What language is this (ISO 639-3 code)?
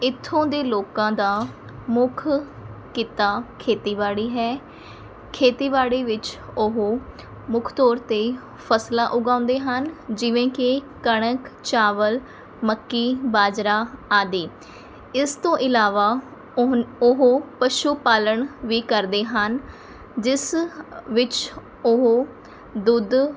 pan